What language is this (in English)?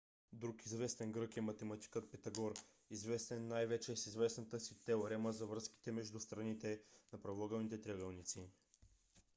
Bulgarian